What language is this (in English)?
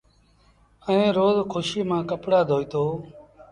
Sindhi Bhil